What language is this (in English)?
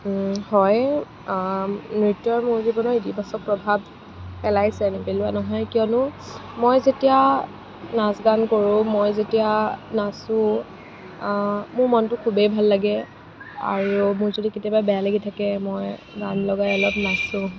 Assamese